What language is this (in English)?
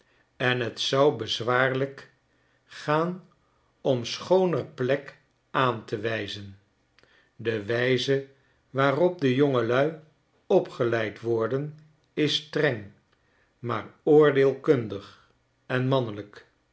Dutch